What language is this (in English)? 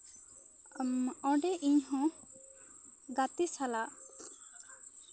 Santali